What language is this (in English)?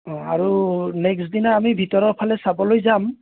Assamese